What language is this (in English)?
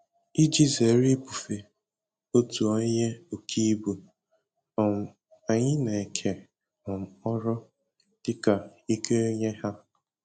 Igbo